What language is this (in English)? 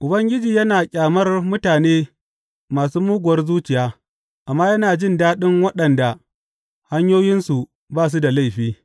Hausa